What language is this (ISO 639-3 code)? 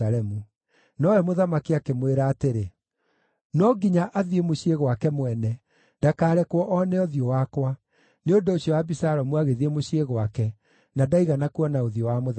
kik